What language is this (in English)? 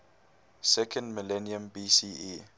English